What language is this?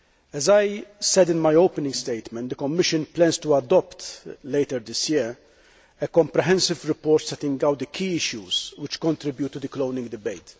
English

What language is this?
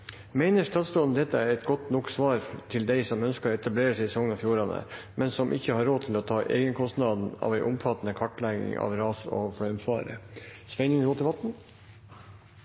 Norwegian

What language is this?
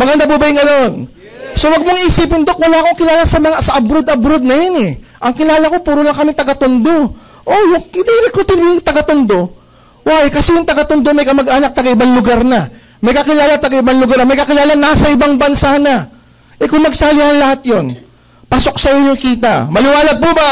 Filipino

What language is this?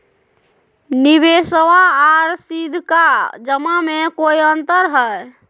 Magahi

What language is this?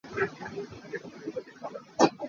Hakha Chin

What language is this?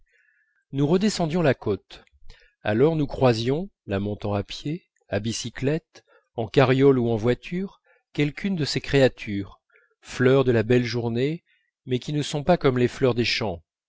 French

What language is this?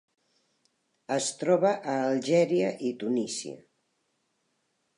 Catalan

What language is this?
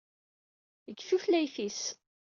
Kabyle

